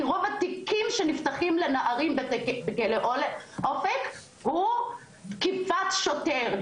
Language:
Hebrew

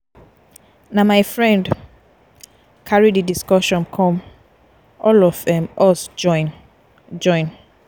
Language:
Nigerian Pidgin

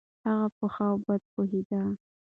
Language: Pashto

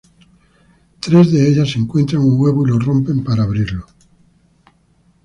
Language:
Spanish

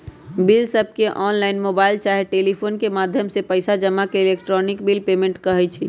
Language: Magahi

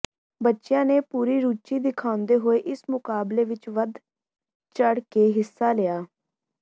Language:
Punjabi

